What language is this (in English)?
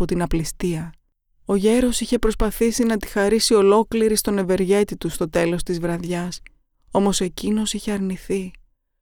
Greek